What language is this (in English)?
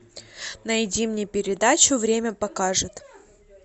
Russian